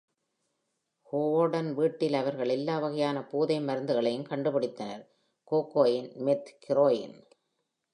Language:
Tamil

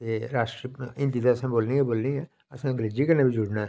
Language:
Dogri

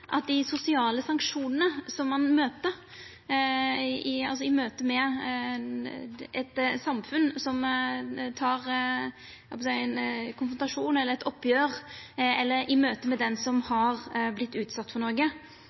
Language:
Norwegian Nynorsk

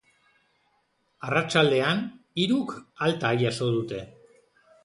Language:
Basque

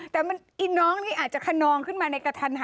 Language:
Thai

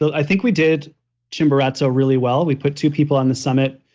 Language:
English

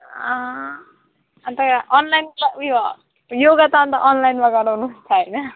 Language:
Nepali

